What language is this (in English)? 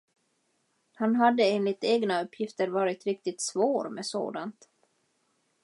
Swedish